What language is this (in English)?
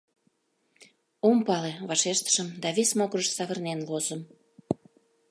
Mari